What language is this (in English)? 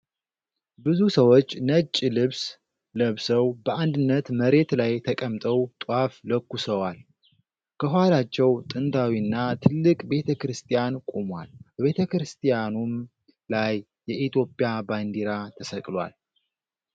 Amharic